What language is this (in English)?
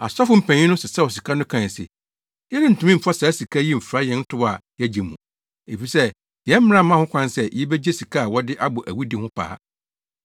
Akan